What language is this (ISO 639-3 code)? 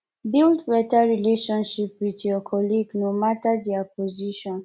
pcm